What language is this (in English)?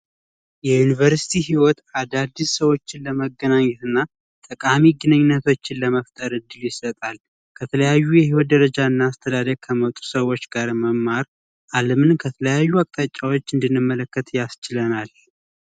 Amharic